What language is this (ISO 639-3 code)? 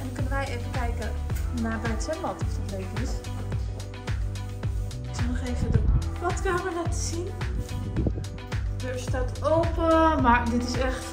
nld